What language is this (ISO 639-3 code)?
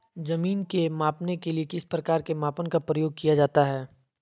mag